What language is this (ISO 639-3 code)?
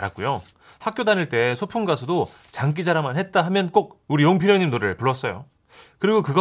kor